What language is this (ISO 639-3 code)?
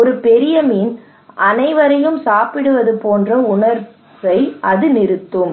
tam